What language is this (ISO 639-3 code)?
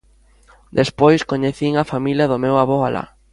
glg